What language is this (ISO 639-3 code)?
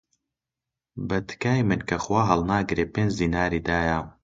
ckb